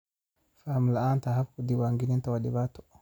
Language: Somali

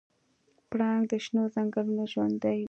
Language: Pashto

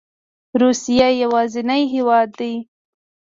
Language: Pashto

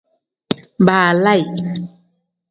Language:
Tem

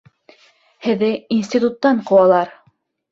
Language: Bashkir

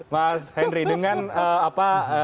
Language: Indonesian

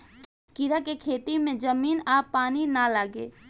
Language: Bhojpuri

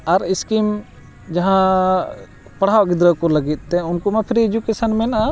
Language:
Santali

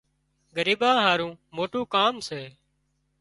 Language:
Wadiyara Koli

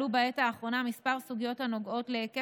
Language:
Hebrew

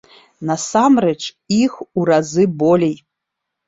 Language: Belarusian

